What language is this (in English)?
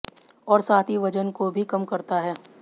Hindi